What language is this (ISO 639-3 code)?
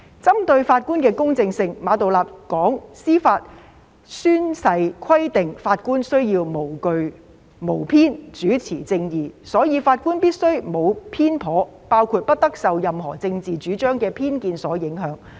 yue